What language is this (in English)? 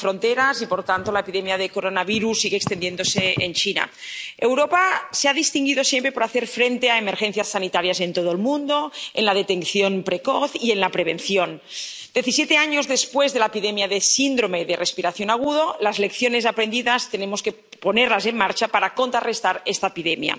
Spanish